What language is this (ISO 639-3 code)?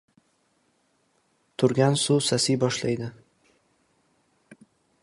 uzb